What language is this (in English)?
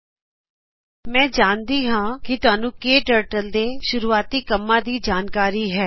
Punjabi